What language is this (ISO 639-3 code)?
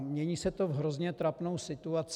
ces